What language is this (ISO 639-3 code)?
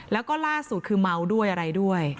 tha